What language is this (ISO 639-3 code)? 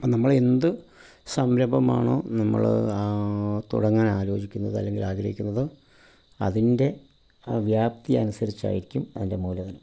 mal